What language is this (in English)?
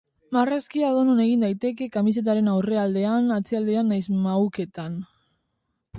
Basque